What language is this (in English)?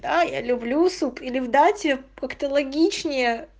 Russian